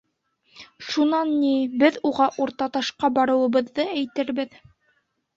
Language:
Bashkir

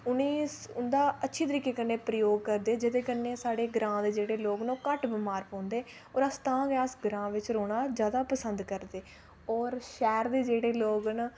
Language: Dogri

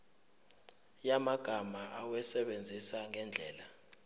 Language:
Zulu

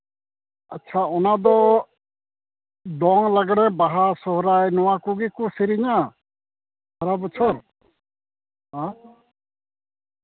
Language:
Santali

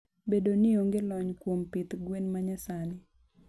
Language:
Luo (Kenya and Tanzania)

